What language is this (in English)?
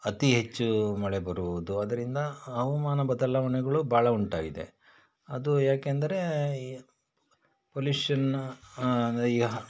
Kannada